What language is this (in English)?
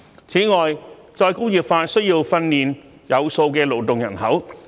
Cantonese